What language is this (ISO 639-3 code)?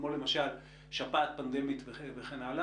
heb